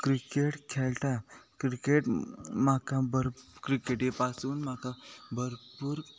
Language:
Konkani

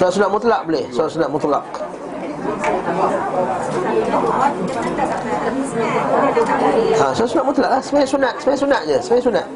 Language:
Malay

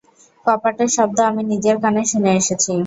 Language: Bangla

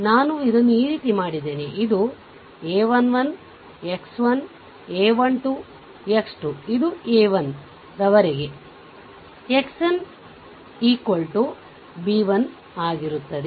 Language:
Kannada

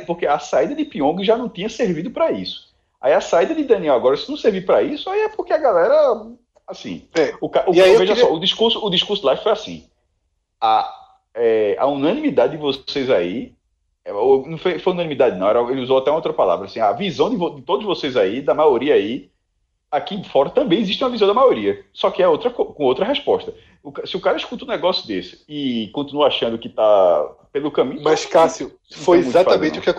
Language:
Portuguese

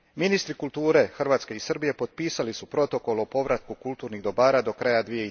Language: Croatian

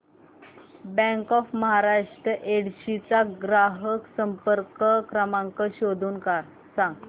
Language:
Marathi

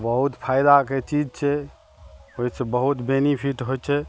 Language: Maithili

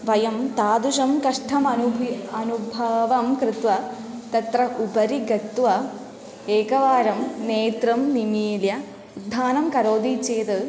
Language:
Sanskrit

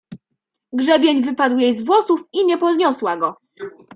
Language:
Polish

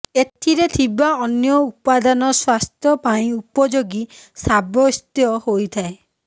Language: Odia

